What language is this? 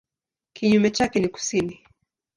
Swahili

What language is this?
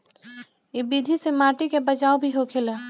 Bhojpuri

